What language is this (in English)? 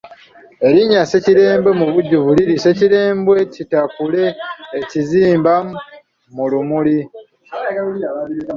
Ganda